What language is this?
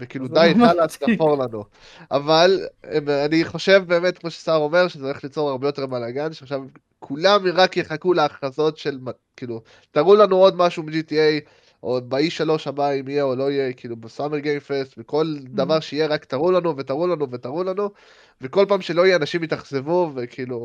Hebrew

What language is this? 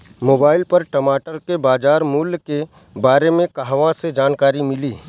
Bhojpuri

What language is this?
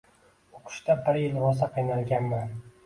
Uzbek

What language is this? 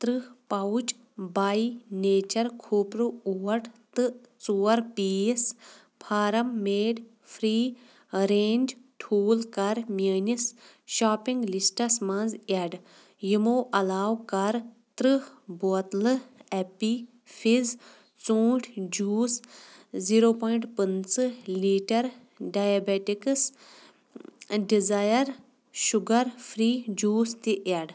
Kashmiri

